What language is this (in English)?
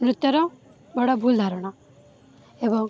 Odia